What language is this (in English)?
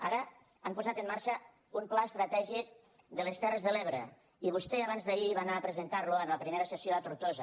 Catalan